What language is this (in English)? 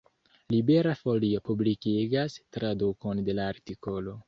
Esperanto